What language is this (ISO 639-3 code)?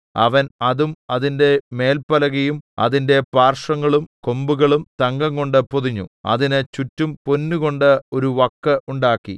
mal